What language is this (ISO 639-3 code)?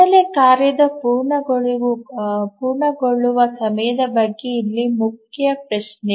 kan